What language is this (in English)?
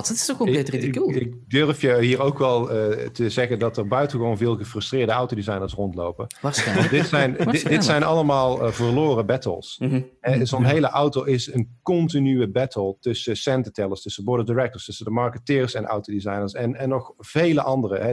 Dutch